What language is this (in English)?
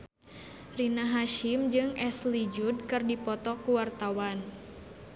Sundanese